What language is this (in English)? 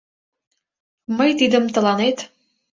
Mari